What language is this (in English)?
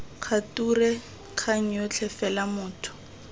Tswana